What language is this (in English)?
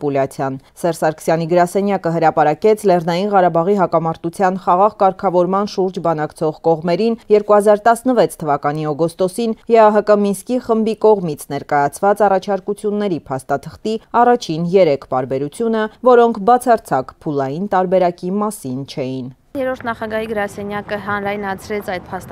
Romanian